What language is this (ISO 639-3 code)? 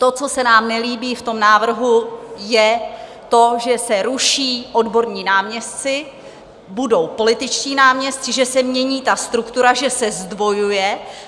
ces